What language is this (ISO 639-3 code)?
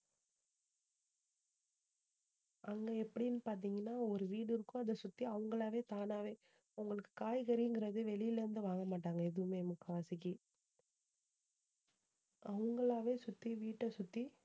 tam